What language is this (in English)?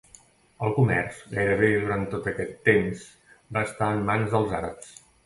Catalan